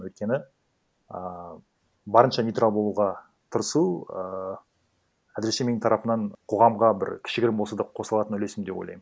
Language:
Kazakh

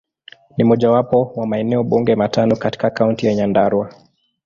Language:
Swahili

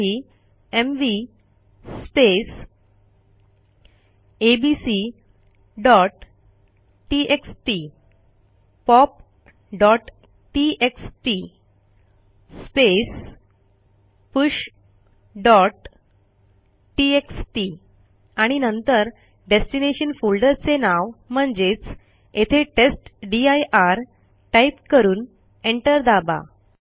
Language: Marathi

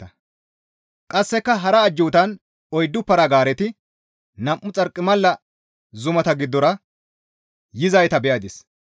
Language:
Gamo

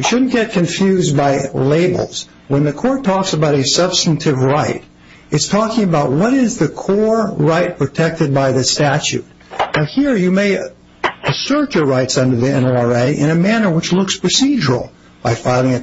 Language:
English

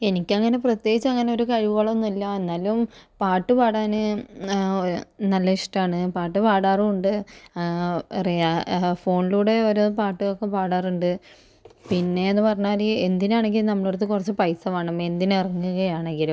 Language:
Malayalam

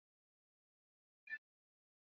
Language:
Swahili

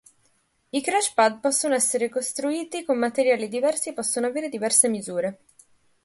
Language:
Italian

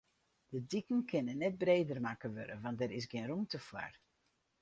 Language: Western Frisian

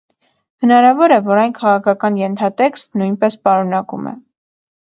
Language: Armenian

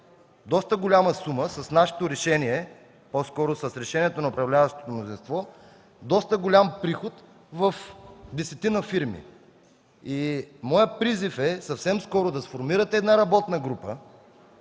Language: Bulgarian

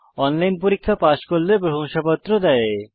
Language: Bangla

